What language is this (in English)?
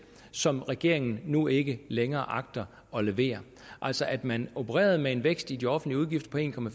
Danish